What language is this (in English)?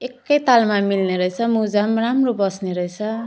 Nepali